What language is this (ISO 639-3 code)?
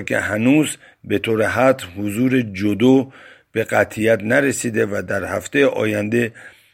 fas